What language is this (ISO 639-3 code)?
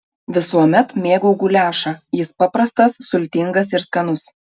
lit